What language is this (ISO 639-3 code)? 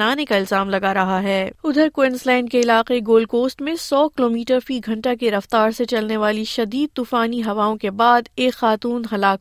urd